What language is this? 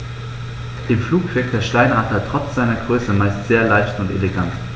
German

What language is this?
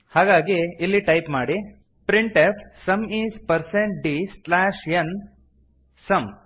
Kannada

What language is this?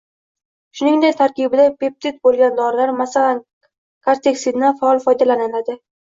Uzbek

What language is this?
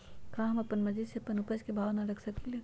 Magahi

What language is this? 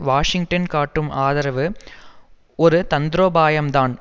Tamil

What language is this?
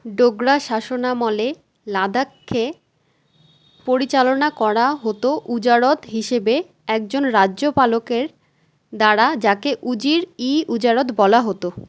Bangla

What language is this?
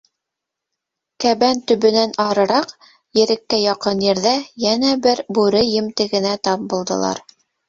Bashkir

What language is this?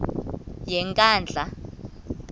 Xhosa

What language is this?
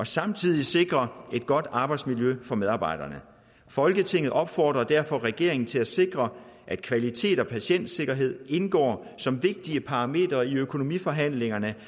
Danish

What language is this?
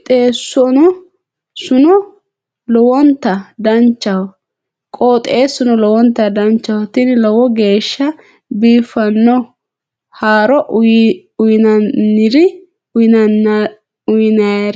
Sidamo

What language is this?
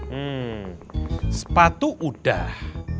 Indonesian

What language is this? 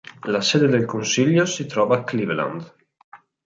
Italian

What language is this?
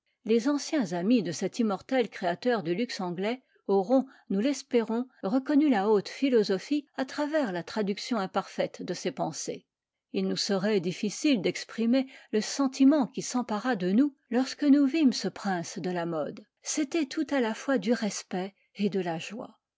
French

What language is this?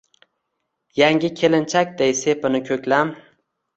Uzbek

